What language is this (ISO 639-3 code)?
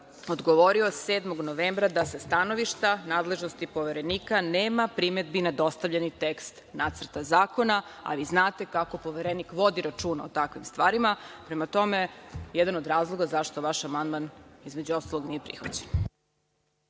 srp